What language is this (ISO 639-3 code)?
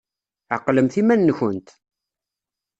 kab